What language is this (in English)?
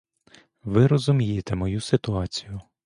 Ukrainian